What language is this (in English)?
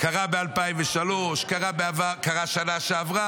Hebrew